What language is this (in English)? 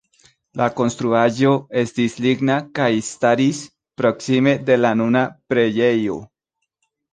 Esperanto